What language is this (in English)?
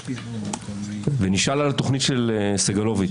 Hebrew